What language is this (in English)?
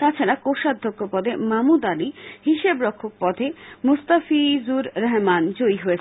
Bangla